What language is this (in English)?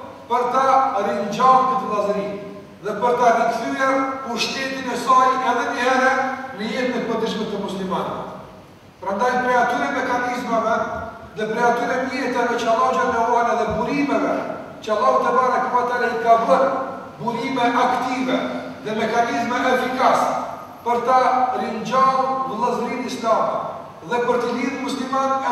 Ukrainian